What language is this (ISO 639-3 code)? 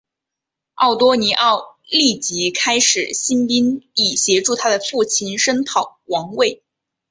zho